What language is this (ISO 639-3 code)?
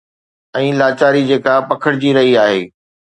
snd